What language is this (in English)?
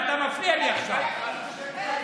Hebrew